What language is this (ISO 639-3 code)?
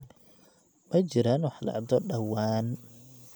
som